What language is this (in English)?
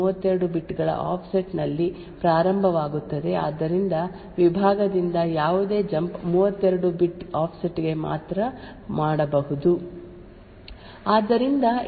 Kannada